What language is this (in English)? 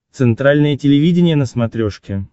Russian